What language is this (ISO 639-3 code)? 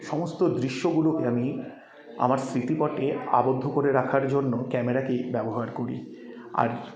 ben